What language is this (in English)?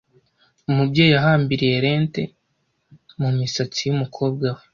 Kinyarwanda